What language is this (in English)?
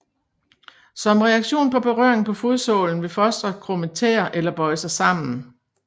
Danish